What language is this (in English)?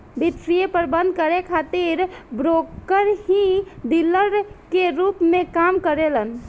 Bhojpuri